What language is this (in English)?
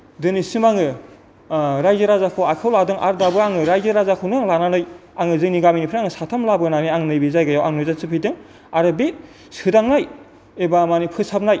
Bodo